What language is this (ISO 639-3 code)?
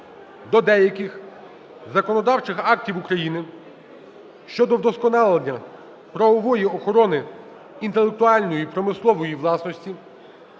ukr